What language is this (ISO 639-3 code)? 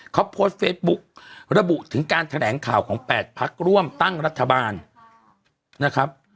tha